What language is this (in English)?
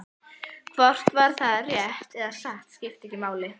Icelandic